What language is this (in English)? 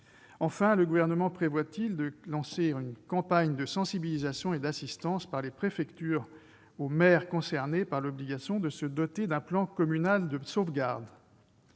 French